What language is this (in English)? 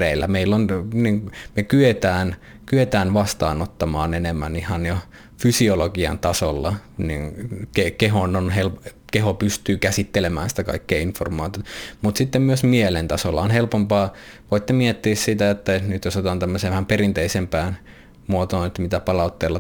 Finnish